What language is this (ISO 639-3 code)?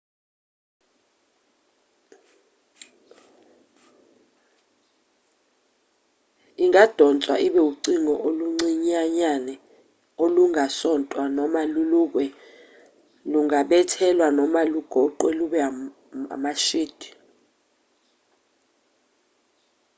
zul